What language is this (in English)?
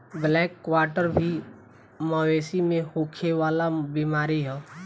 Bhojpuri